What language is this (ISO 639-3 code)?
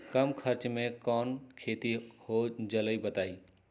mag